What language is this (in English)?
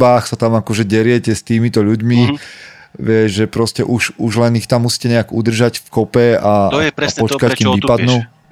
Slovak